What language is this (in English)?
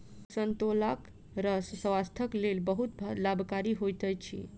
Maithili